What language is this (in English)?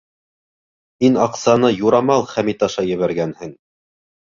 Bashkir